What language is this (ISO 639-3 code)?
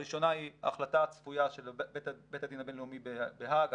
heb